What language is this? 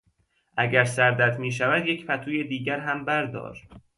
Persian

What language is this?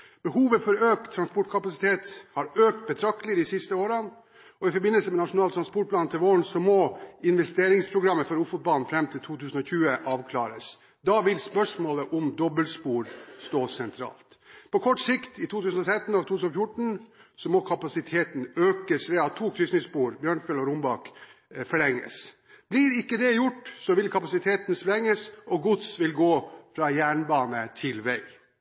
Norwegian Bokmål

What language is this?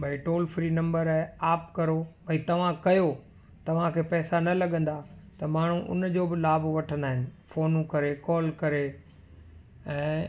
Sindhi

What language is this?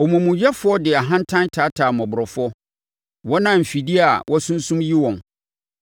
Akan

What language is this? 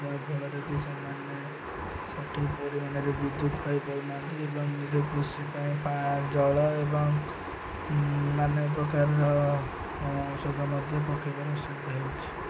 Odia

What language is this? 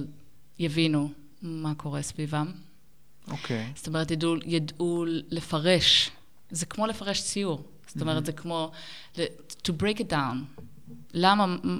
Hebrew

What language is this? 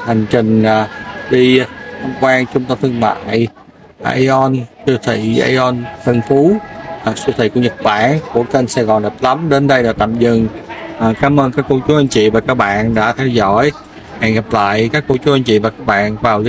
Vietnamese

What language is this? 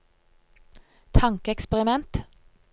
Norwegian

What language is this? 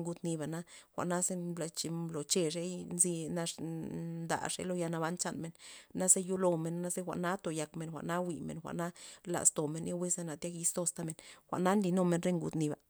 Loxicha Zapotec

